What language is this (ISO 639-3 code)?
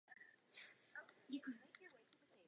ces